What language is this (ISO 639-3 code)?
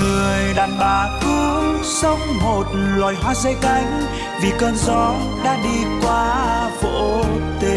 vie